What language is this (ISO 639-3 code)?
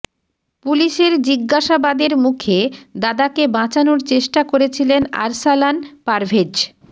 ben